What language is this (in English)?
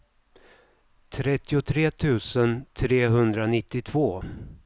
Swedish